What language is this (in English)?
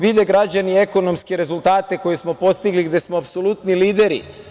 Serbian